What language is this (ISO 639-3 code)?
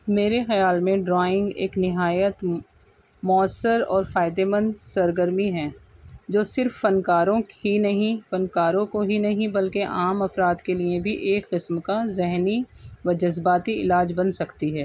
urd